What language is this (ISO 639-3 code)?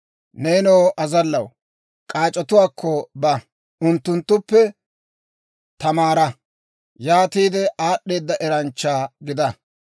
dwr